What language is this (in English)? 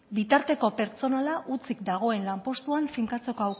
Basque